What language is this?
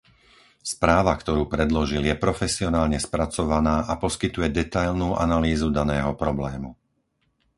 Slovak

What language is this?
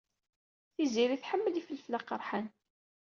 Kabyle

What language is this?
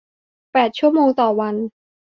Thai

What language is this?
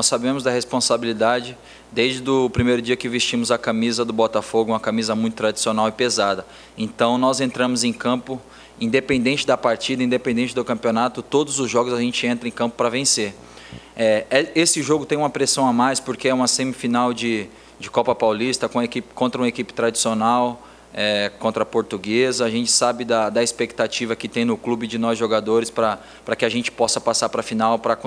Portuguese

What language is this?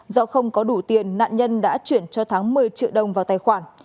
Vietnamese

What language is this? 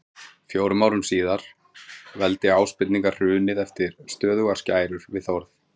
Icelandic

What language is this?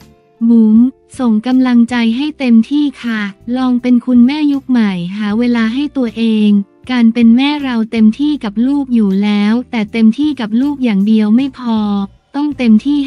Thai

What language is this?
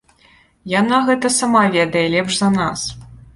Belarusian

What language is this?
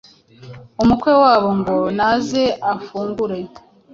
Kinyarwanda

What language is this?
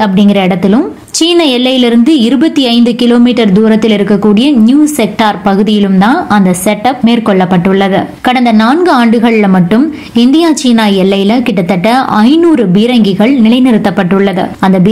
Korean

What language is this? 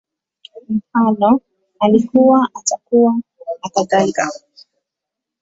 Swahili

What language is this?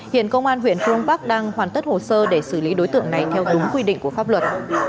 Vietnamese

